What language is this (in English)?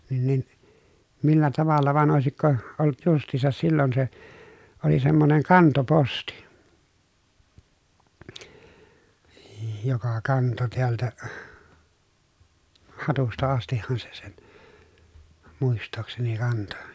Finnish